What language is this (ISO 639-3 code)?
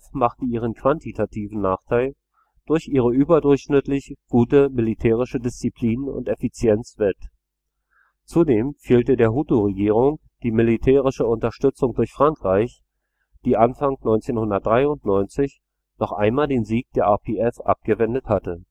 deu